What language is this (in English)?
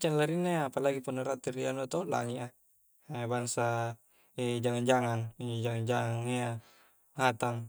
Coastal Konjo